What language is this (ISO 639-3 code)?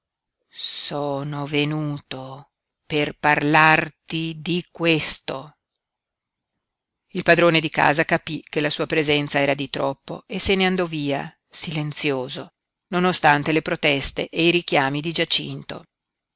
ita